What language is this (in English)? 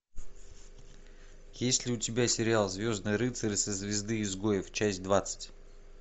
Russian